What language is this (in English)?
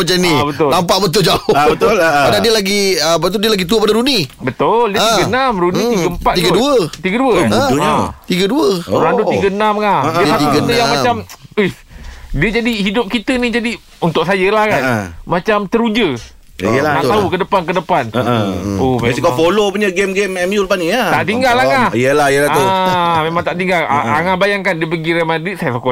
Malay